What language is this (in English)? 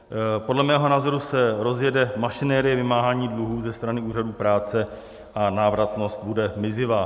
Czech